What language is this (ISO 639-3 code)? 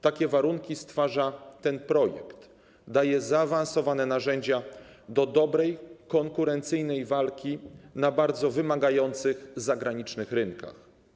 pol